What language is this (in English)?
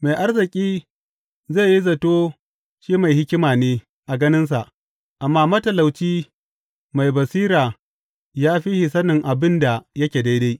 Hausa